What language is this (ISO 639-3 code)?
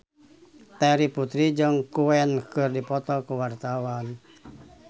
sun